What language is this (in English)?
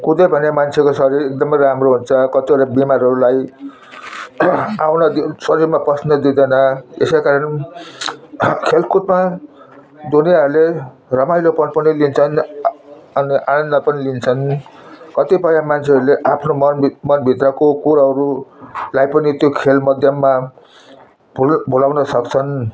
Nepali